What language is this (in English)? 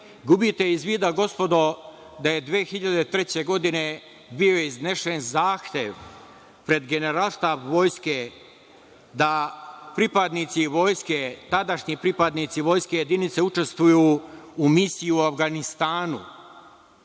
Serbian